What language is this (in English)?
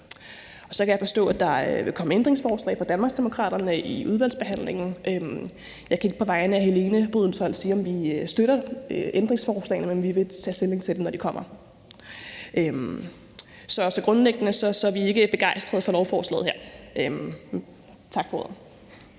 Danish